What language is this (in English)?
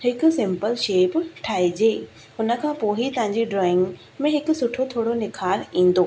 Sindhi